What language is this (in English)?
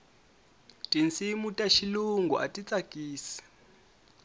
Tsonga